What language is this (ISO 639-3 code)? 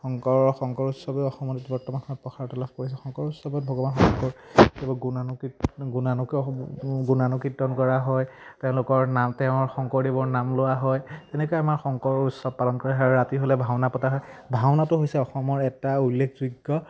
asm